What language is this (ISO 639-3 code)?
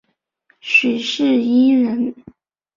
zho